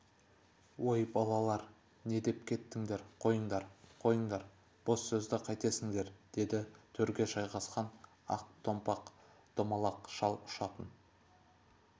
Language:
Kazakh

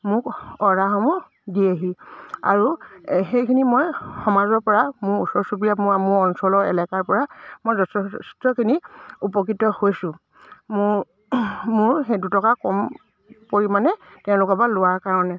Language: Assamese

